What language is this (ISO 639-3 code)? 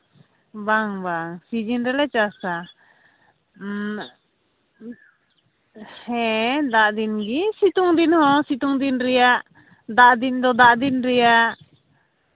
sat